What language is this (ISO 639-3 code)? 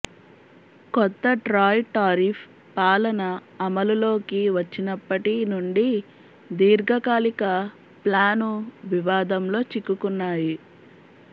tel